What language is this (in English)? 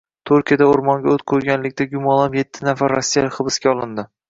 Uzbek